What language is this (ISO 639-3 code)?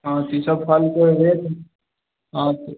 mai